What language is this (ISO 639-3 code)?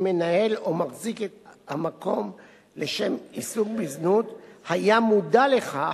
heb